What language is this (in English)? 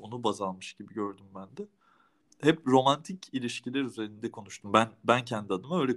Turkish